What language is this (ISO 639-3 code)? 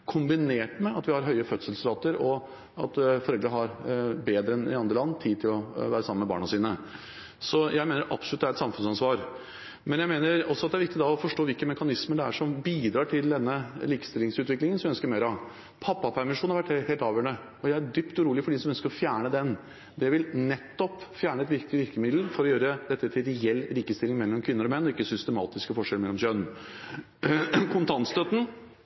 nob